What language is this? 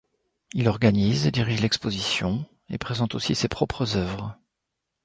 French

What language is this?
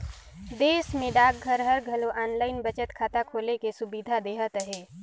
Chhattisgarhi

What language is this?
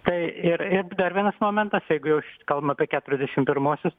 Lithuanian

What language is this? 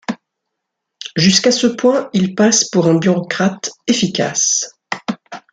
French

